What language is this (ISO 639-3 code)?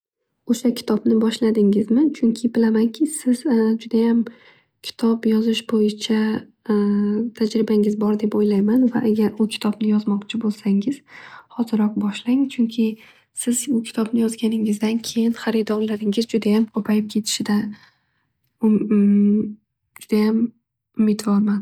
uzb